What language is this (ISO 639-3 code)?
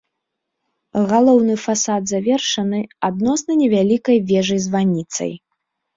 bel